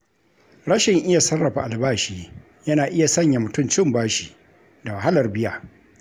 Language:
Hausa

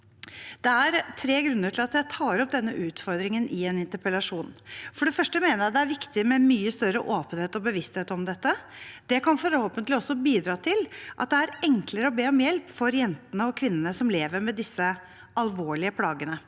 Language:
Norwegian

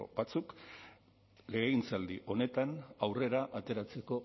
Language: Basque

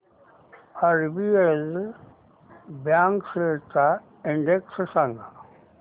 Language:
Marathi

